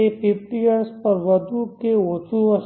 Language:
Gujarati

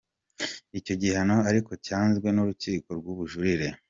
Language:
Kinyarwanda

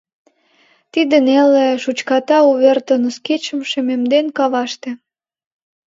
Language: Mari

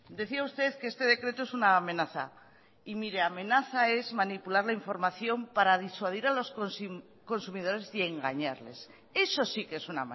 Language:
Spanish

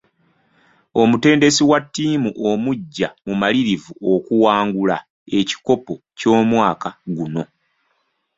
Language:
Ganda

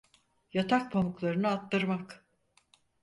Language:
Turkish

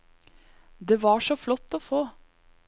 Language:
Norwegian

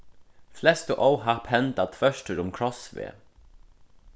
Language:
Faroese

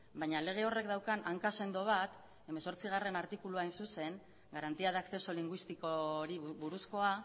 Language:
Basque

